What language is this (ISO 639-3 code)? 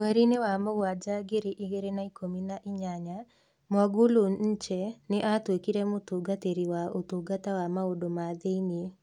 kik